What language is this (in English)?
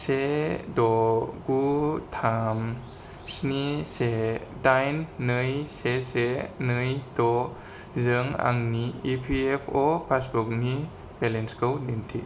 Bodo